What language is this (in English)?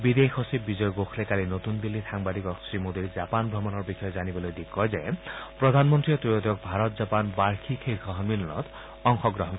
Assamese